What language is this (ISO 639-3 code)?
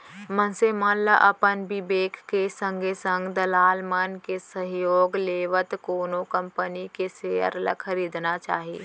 hne